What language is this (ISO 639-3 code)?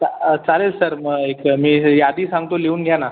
mar